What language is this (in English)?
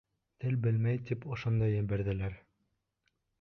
Bashkir